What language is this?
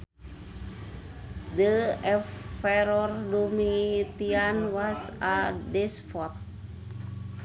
Sundanese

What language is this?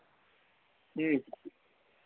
Dogri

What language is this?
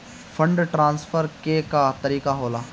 Bhojpuri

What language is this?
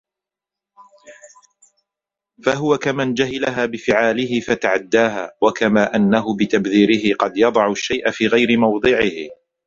Arabic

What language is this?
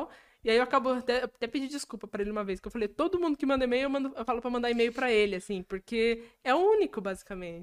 Portuguese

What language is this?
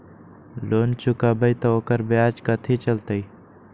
Magahi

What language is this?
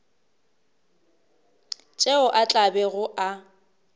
Northern Sotho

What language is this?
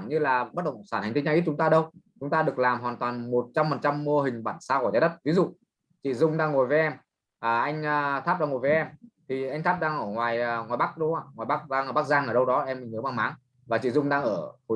Vietnamese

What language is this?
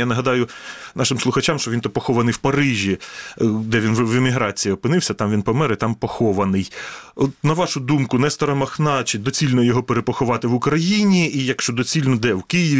Ukrainian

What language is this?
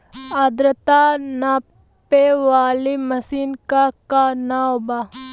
Bhojpuri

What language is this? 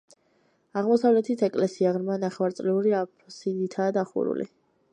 Georgian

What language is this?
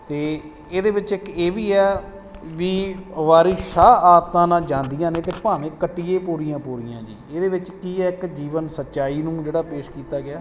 Punjabi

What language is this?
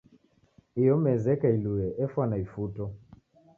Taita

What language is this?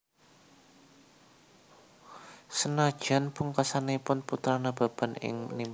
Javanese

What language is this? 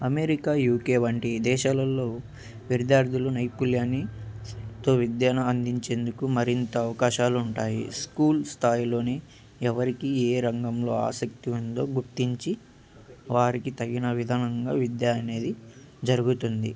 Telugu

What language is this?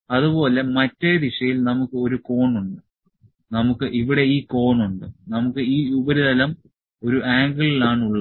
Malayalam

